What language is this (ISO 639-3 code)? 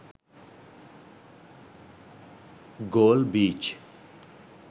sin